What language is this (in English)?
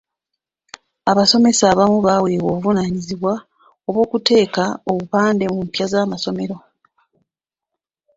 Ganda